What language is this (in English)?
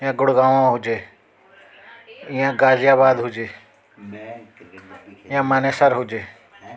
Sindhi